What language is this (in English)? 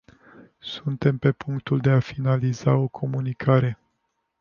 Romanian